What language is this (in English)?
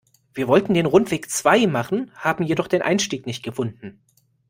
German